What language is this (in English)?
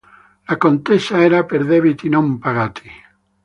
Italian